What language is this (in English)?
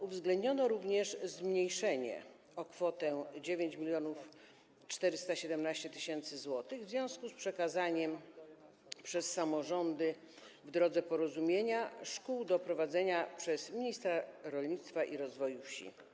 Polish